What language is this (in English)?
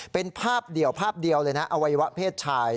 Thai